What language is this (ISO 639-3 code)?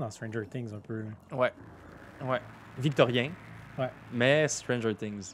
fra